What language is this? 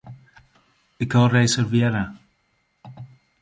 Western Frisian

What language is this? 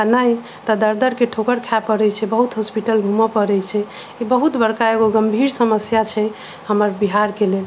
Maithili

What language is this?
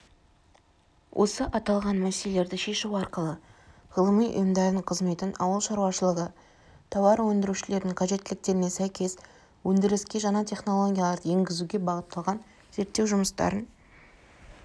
Kazakh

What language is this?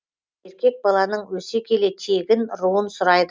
Kazakh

